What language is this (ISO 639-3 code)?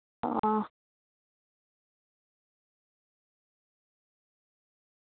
doi